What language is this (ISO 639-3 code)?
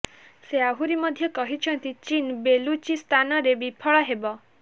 ori